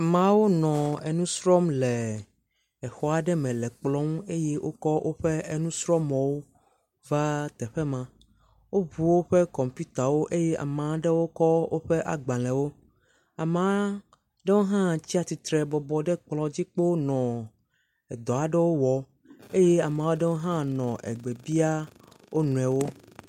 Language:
Ewe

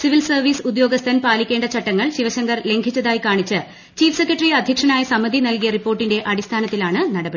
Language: Malayalam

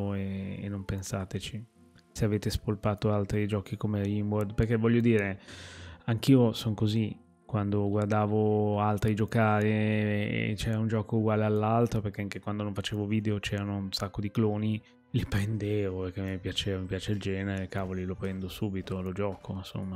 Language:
Italian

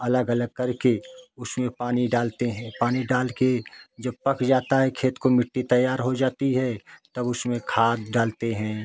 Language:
Hindi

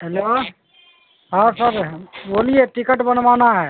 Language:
Urdu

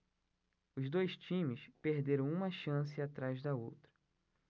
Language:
Portuguese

